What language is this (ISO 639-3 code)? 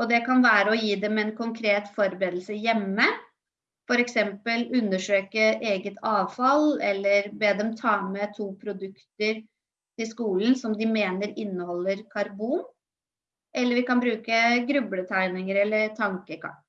nor